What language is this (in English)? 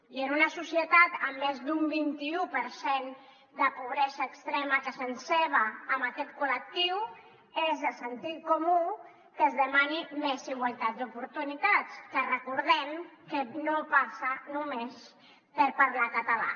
Catalan